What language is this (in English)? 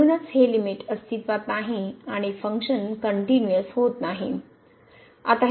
Marathi